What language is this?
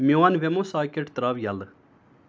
Kashmiri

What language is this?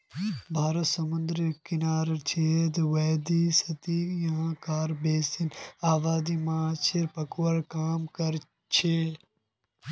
Magahi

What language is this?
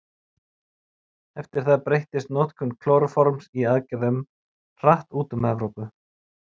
Icelandic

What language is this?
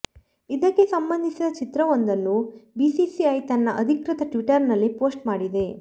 Kannada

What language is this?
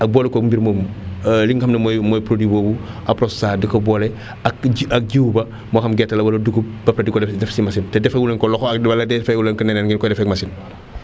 Wolof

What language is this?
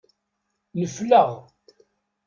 Kabyle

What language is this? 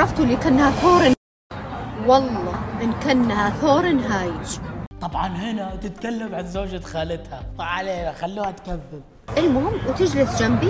Arabic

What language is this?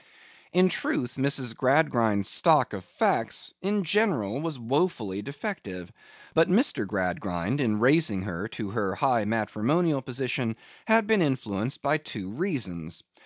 English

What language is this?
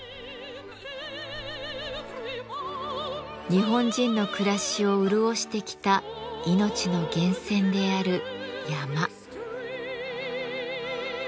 Japanese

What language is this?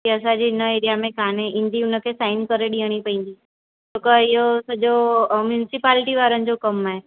Sindhi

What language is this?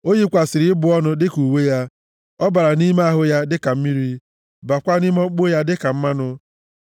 Igbo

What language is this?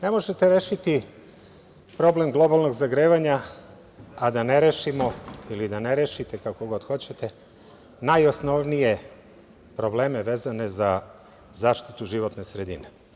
Serbian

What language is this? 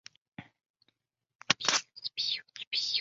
Chinese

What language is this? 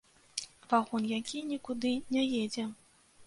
Belarusian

